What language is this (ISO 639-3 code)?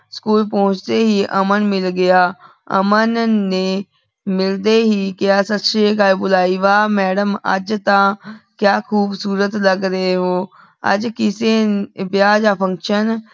pan